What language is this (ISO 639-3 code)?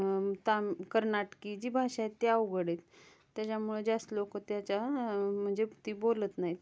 mar